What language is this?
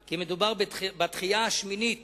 Hebrew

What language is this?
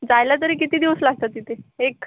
Marathi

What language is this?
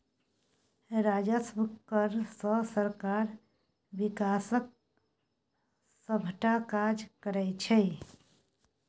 Maithili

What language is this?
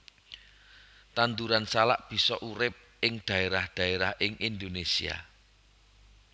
Javanese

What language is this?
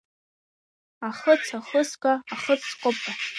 Abkhazian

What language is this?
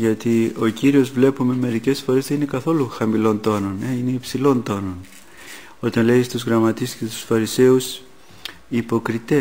Greek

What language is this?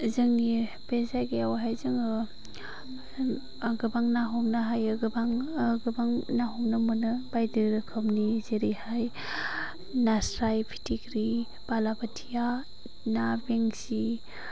Bodo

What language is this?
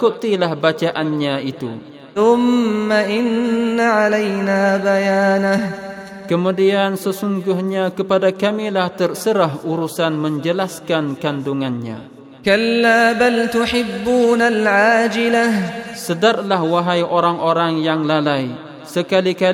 Malay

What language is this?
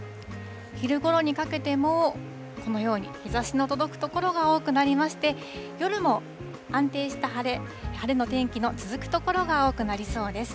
Japanese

